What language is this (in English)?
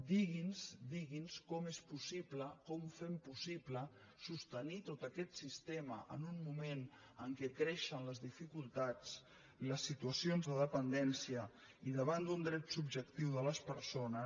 Catalan